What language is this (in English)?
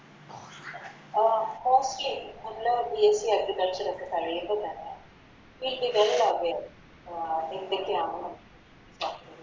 Malayalam